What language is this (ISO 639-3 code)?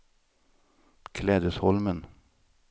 swe